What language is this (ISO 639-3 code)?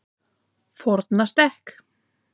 isl